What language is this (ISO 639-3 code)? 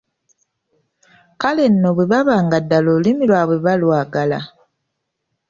lug